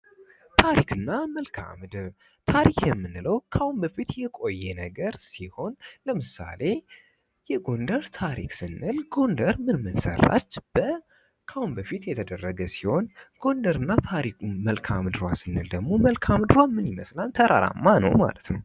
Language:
Amharic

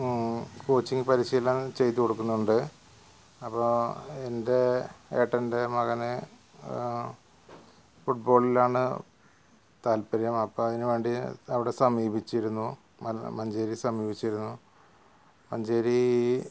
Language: Malayalam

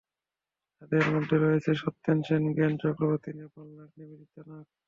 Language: Bangla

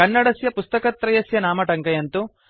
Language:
Sanskrit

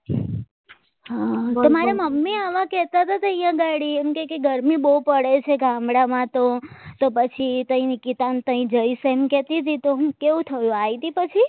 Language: Gujarati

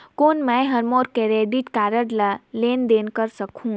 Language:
Chhattisgarhi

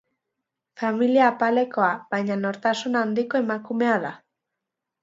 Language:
Basque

